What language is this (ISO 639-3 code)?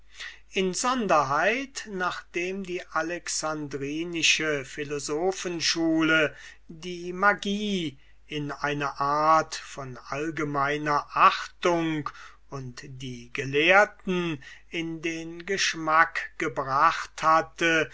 deu